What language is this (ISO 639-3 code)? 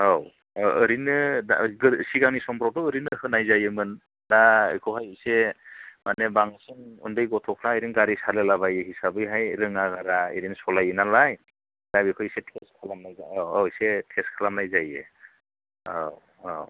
brx